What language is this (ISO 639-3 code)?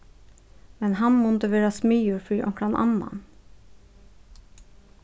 fao